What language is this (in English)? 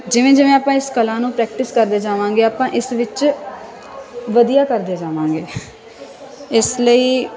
Punjabi